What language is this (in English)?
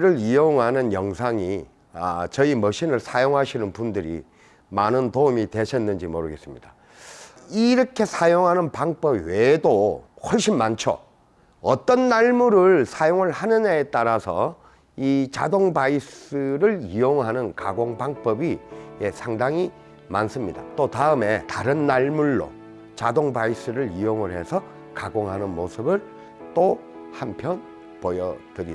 Korean